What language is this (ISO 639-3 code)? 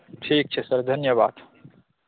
mai